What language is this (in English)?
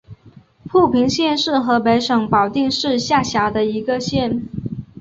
Chinese